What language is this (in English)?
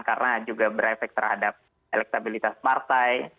Indonesian